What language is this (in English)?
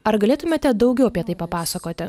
Lithuanian